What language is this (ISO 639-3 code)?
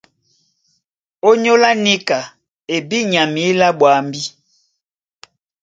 dua